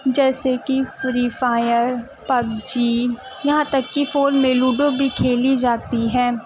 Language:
Urdu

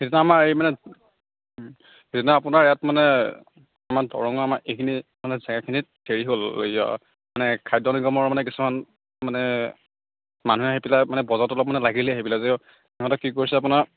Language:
Assamese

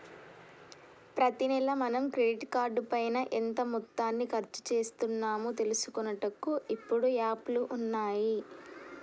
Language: Telugu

